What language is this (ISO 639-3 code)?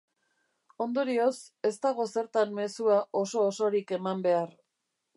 eus